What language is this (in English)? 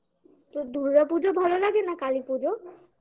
Bangla